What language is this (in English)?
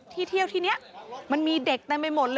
Thai